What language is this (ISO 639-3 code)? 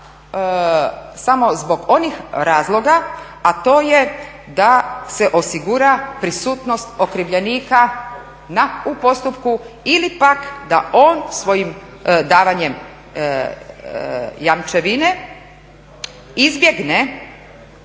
hrv